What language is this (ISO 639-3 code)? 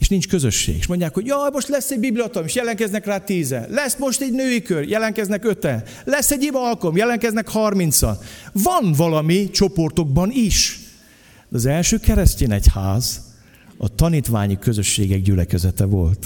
hun